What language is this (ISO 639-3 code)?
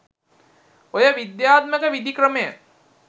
sin